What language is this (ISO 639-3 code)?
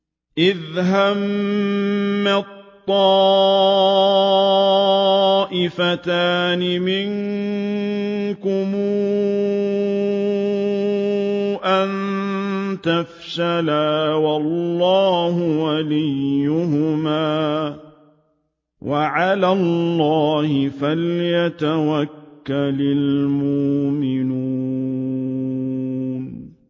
ara